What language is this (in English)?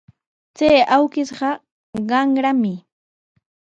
Sihuas Ancash Quechua